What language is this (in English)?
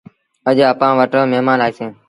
Sindhi Bhil